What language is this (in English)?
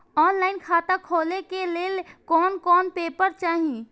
Maithili